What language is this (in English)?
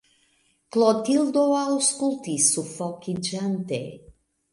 Esperanto